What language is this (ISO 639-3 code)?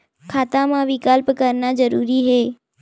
hne